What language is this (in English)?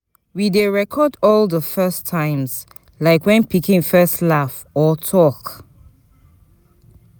Nigerian Pidgin